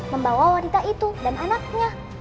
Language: Indonesian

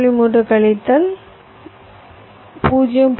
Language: Tamil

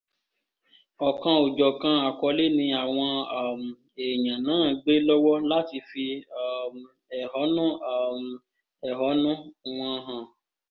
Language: Yoruba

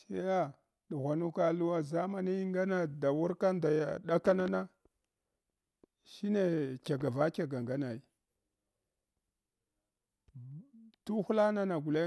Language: Hwana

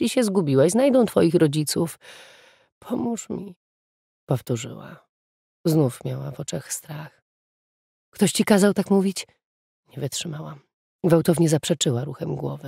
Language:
Polish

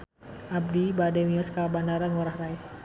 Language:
Sundanese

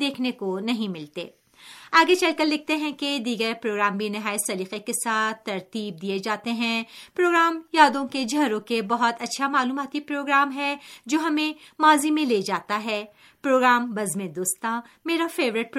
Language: Urdu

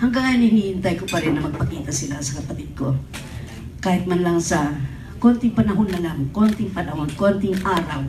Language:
Filipino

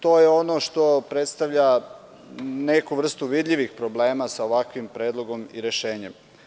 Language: Serbian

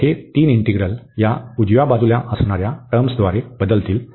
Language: Marathi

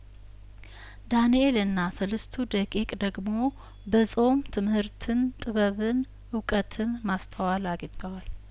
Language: Amharic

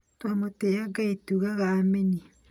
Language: Kikuyu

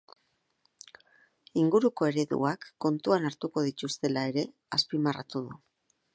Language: Basque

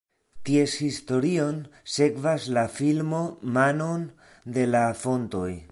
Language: Esperanto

